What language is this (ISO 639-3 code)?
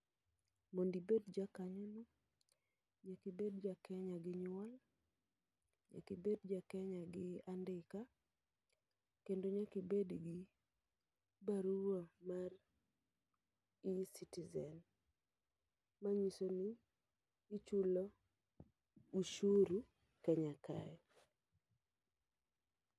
luo